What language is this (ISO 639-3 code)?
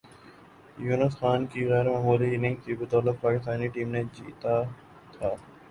urd